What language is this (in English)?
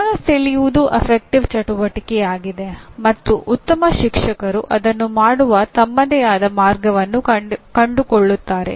Kannada